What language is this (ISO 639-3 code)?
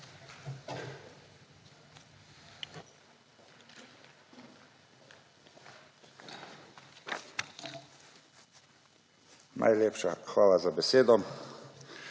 slv